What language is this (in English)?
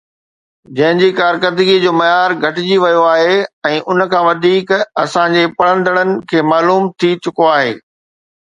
Sindhi